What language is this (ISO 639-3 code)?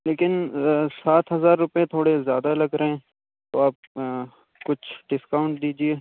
urd